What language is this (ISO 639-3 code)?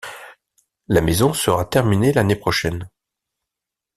fra